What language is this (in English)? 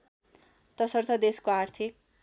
Nepali